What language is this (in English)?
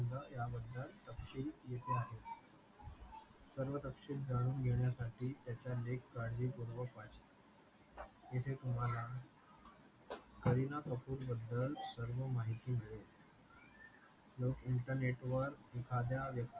Marathi